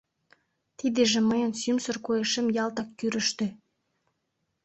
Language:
Mari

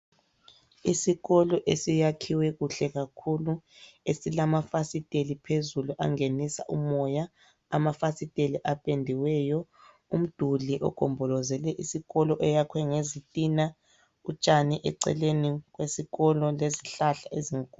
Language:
North Ndebele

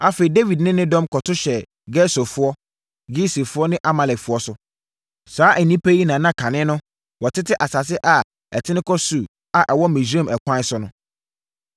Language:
Akan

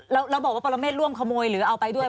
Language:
Thai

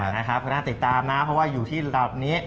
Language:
Thai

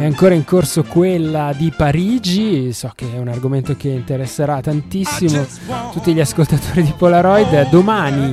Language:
Italian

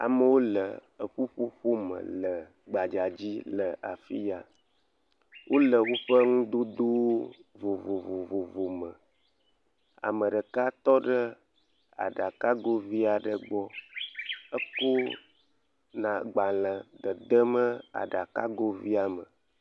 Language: Ewe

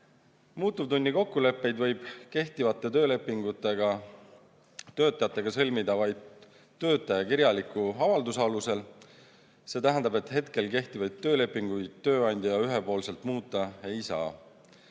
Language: Estonian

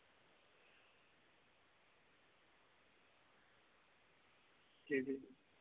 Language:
Dogri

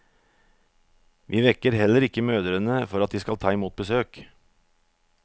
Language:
Norwegian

